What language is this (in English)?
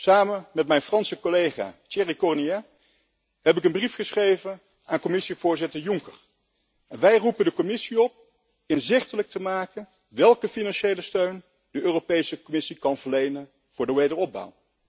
Dutch